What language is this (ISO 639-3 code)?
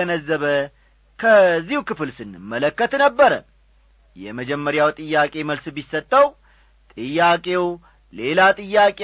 amh